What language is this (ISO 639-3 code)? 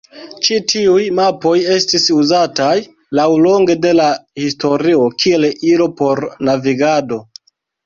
epo